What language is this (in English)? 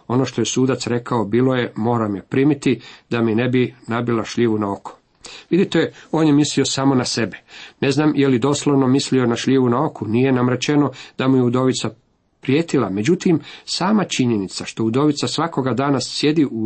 Croatian